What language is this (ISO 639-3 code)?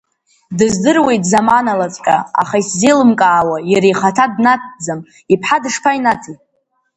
abk